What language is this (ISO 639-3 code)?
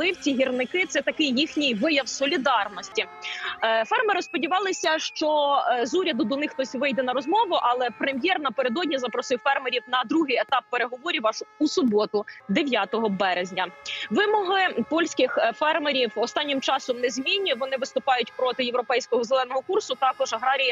ukr